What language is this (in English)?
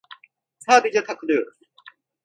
Turkish